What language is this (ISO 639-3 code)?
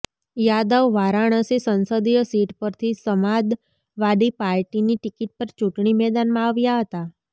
guj